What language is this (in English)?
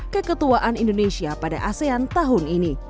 Indonesian